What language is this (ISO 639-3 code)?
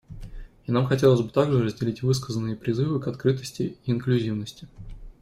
rus